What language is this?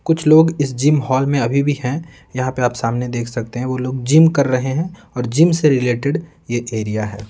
Hindi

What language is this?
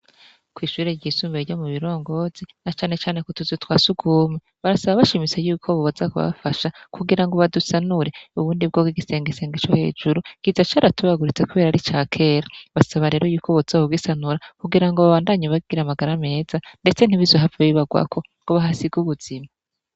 Rundi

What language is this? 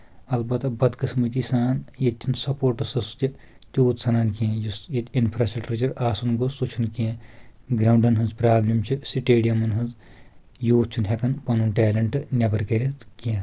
Kashmiri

